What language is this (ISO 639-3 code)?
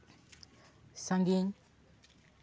sat